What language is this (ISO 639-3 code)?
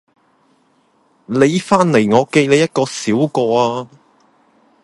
yue